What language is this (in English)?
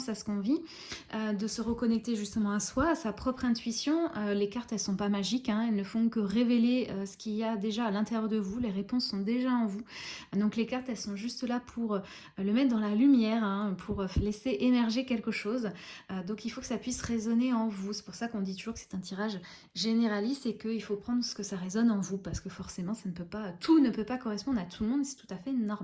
French